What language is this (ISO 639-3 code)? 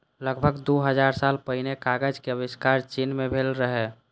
mai